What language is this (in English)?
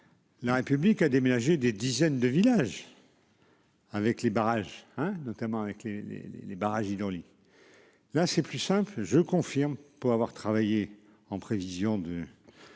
French